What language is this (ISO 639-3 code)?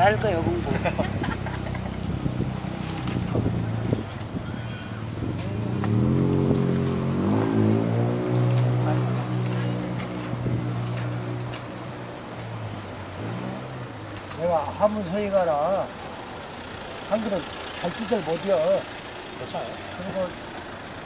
kor